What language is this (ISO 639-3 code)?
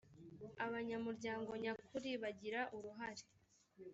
kin